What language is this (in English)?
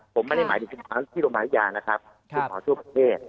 Thai